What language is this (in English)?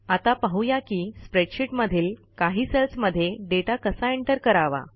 Marathi